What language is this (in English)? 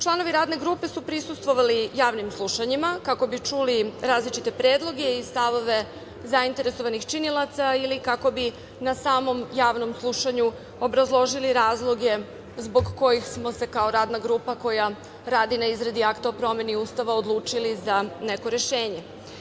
Serbian